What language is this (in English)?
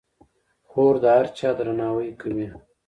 Pashto